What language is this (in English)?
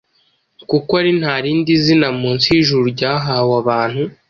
Kinyarwanda